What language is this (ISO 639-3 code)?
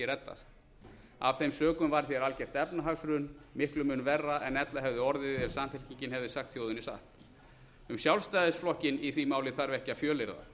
isl